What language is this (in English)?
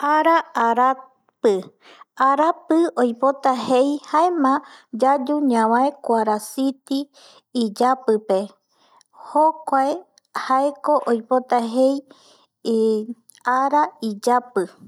Eastern Bolivian Guaraní